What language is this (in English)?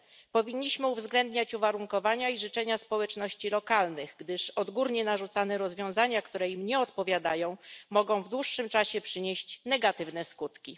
Polish